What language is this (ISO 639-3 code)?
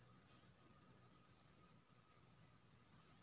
mai